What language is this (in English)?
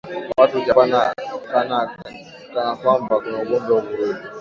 Swahili